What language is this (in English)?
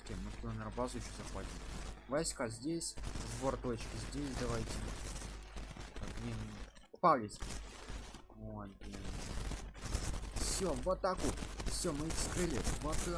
Russian